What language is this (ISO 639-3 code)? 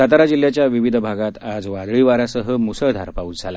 mar